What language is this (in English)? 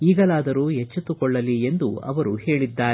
Kannada